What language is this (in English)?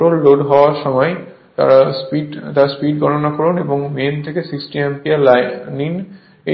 Bangla